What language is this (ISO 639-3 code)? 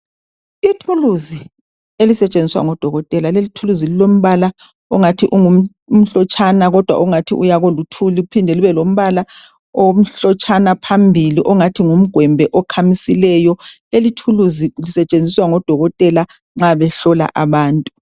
nde